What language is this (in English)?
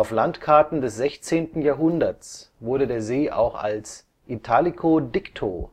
German